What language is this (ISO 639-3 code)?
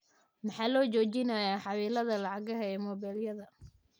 som